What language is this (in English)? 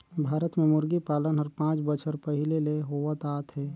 Chhattisgarhi